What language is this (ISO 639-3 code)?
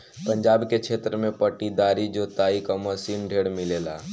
bho